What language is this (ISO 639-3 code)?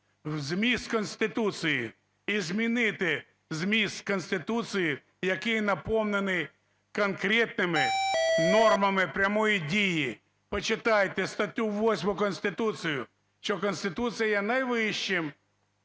ukr